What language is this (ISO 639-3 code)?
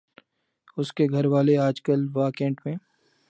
urd